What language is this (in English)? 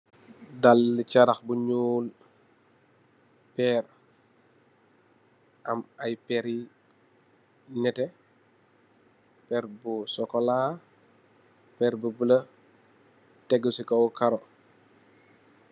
Wolof